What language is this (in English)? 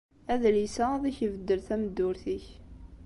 Kabyle